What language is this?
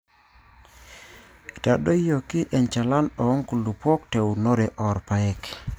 Masai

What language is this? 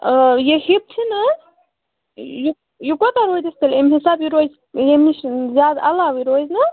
Kashmiri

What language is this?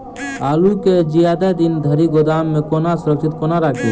Maithili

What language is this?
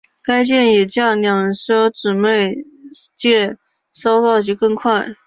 Chinese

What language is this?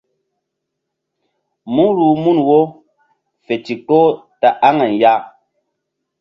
Mbum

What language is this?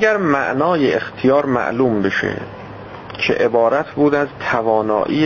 Persian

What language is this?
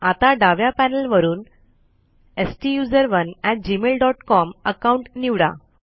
Marathi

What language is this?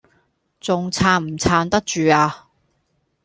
Cantonese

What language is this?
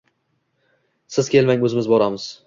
Uzbek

